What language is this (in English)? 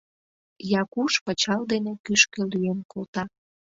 Mari